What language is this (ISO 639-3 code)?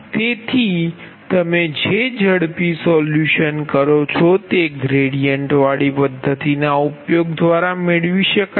guj